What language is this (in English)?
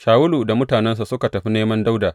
Hausa